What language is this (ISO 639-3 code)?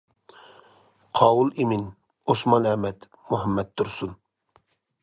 uig